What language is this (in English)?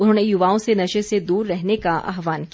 Hindi